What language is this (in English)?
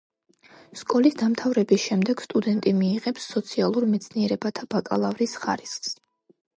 Georgian